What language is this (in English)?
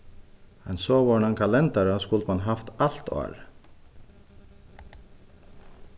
Faroese